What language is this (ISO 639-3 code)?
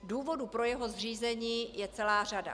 ces